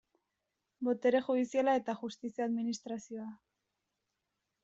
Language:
Basque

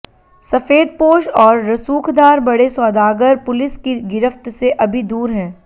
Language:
Hindi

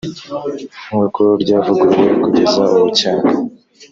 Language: Kinyarwanda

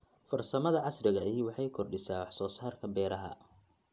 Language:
Somali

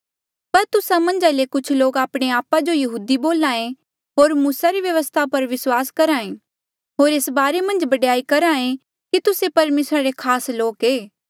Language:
Mandeali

